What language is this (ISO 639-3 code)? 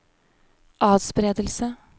nor